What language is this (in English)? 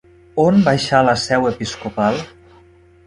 Catalan